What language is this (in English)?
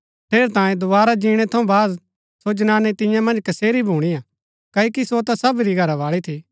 Gaddi